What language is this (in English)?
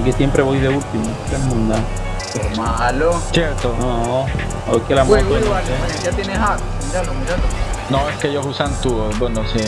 Spanish